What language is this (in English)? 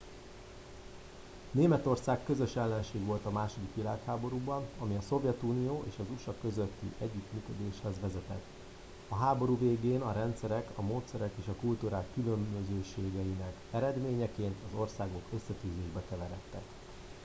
Hungarian